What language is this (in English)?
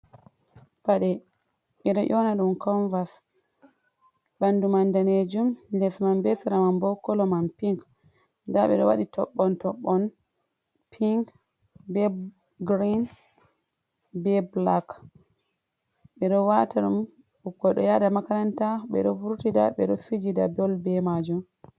Fula